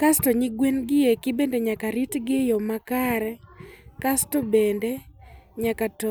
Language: Luo (Kenya and Tanzania)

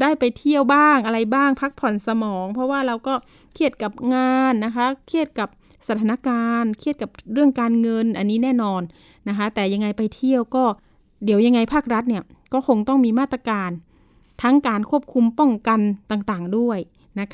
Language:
Thai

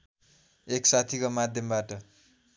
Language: Nepali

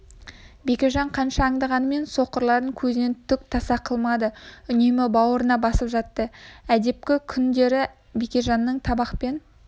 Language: Kazakh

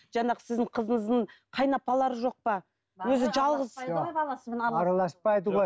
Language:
Kazakh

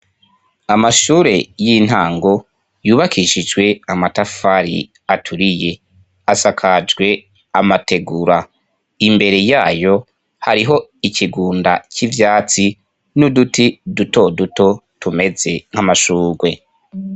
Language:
Rundi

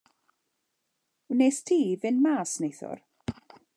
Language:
Welsh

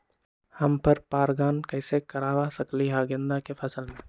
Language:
Magahi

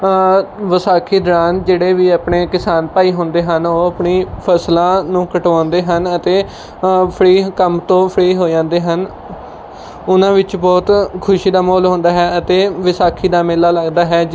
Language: Punjabi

